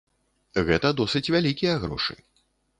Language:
Belarusian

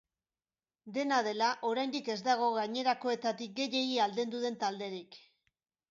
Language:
Basque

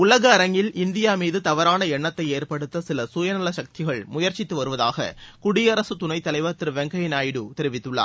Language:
Tamil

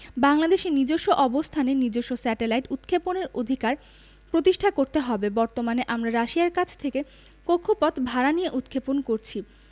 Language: Bangla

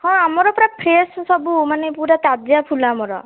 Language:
Odia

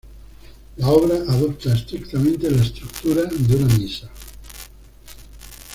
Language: Spanish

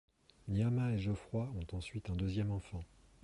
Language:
French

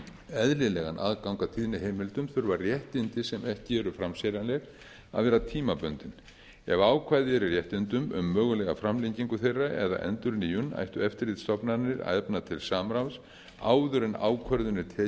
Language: Icelandic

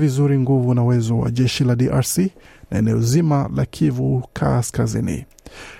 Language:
Swahili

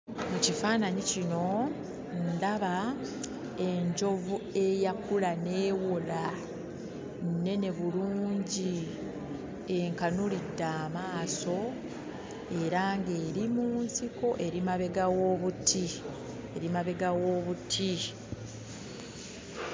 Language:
Ganda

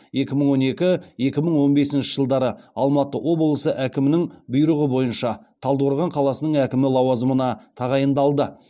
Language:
Kazakh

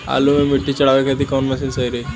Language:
Bhojpuri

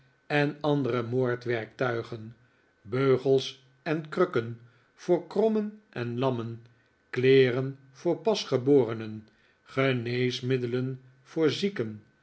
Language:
Dutch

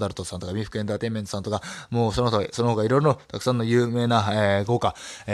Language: Japanese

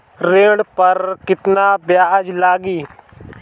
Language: Bhojpuri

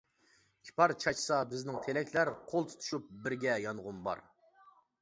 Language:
Uyghur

